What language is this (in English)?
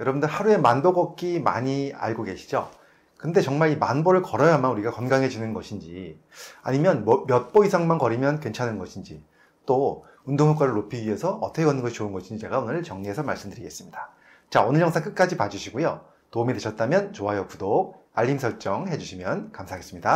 Korean